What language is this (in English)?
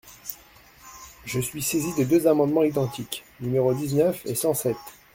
French